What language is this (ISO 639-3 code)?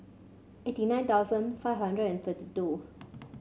eng